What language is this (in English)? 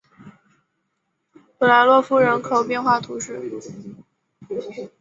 Chinese